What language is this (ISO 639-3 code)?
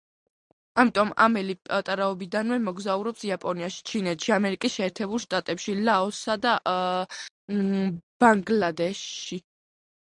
kat